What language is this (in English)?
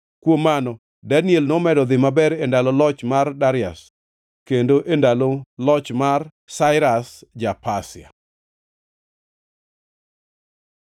Luo (Kenya and Tanzania)